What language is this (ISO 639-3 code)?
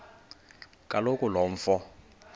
xho